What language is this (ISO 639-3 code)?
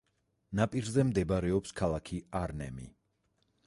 kat